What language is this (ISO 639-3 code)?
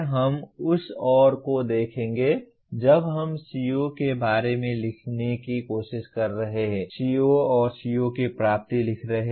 hin